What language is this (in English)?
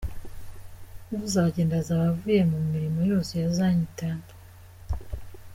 Kinyarwanda